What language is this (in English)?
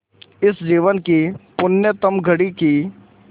Hindi